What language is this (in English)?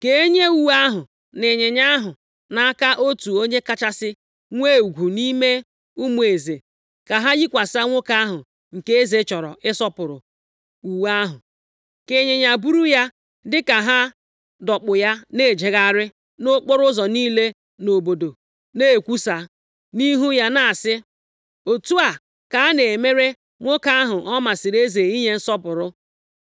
Igbo